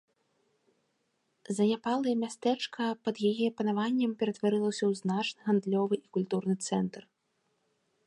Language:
Belarusian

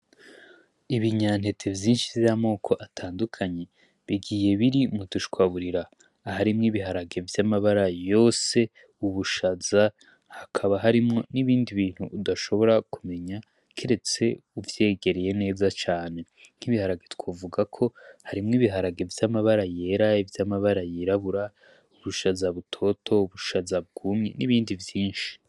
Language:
Rundi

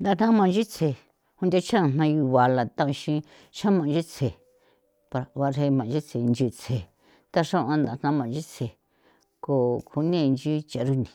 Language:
San Felipe Otlaltepec Popoloca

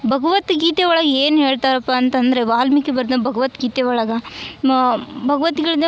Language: Kannada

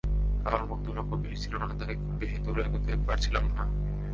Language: Bangla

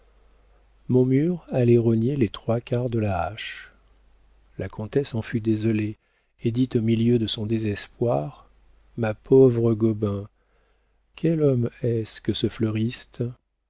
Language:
French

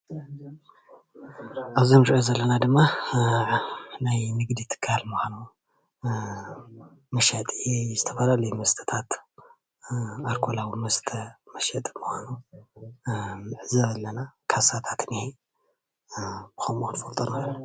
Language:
Tigrinya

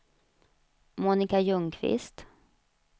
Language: Swedish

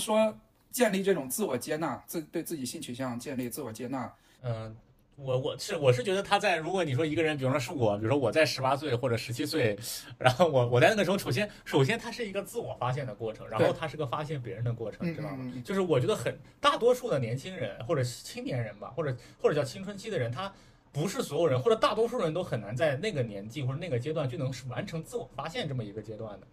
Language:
Chinese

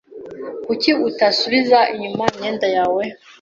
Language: Kinyarwanda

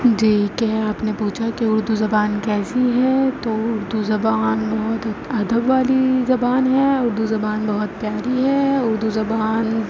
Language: Urdu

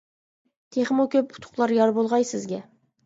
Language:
Uyghur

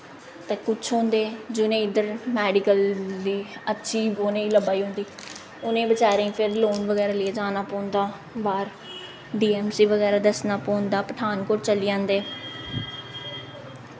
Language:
Dogri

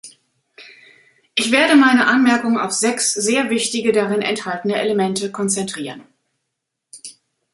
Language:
German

